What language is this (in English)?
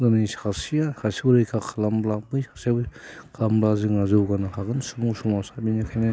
Bodo